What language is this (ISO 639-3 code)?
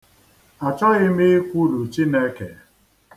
ibo